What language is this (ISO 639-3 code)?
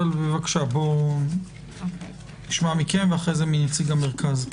heb